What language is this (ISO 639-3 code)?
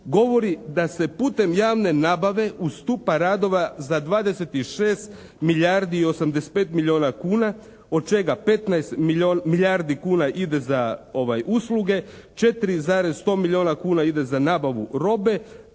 hrv